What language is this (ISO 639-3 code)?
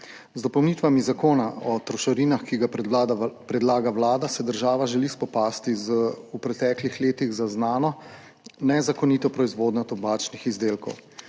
slv